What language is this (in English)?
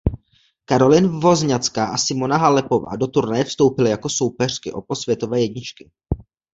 Czech